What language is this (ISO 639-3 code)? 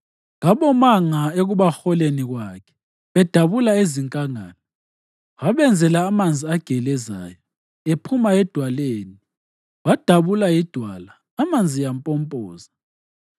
nde